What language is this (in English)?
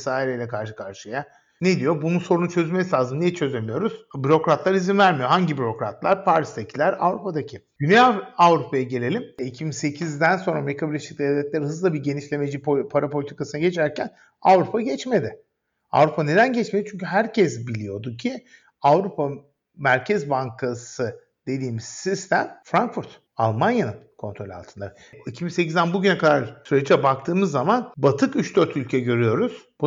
Turkish